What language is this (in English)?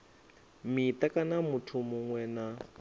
Venda